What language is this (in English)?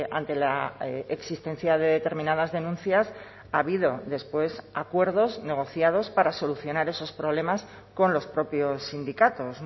Spanish